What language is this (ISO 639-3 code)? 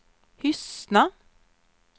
swe